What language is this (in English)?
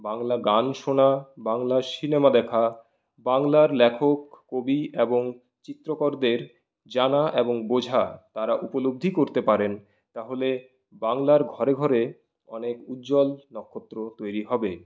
Bangla